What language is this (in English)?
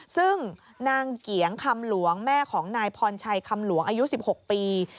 Thai